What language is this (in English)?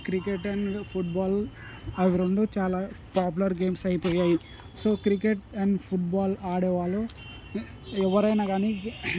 Telugu